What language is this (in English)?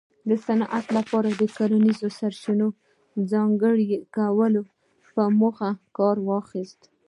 Pashto